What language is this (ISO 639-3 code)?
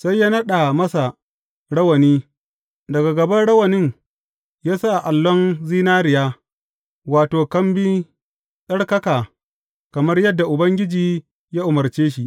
hau